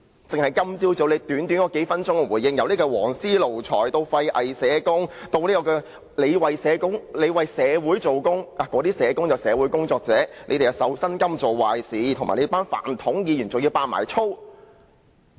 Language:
Cantonese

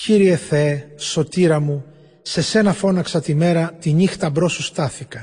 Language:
Greek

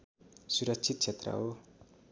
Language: Nepali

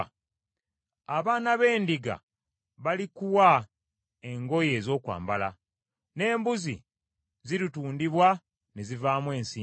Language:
Ganda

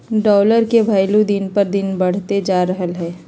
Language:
Magahi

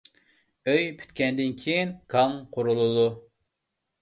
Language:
Uyghur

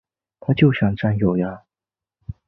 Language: Chinese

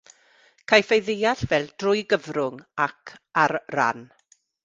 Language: Welsh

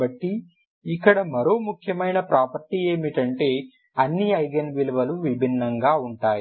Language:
Telugu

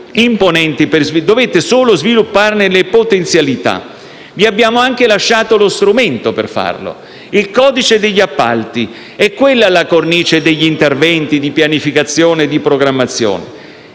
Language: Italian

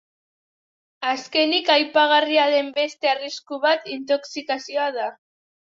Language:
Basque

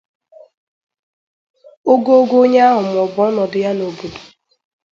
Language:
Igbo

